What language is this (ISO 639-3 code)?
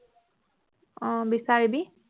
asm